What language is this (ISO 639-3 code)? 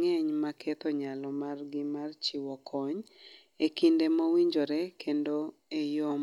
luo